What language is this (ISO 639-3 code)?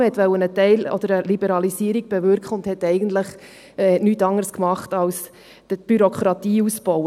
gsw